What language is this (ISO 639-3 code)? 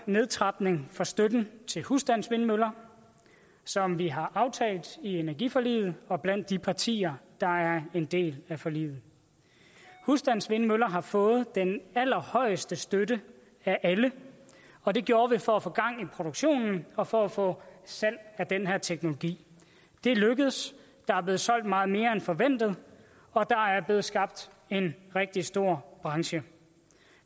dan